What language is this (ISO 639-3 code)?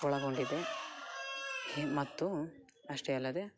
kan